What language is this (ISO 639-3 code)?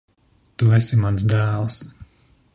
lav